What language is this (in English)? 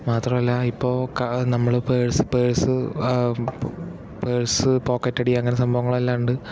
Malayalam